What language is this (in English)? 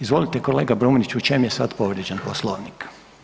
Croatian